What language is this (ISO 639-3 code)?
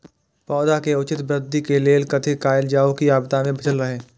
mai